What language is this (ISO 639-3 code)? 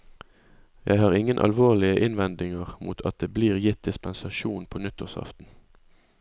nor